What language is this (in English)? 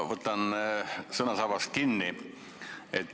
Estonian